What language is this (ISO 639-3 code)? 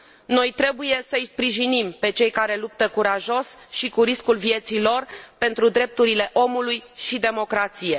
ron